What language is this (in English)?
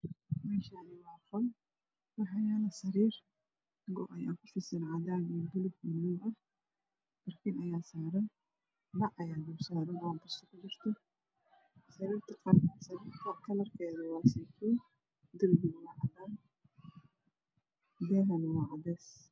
Somali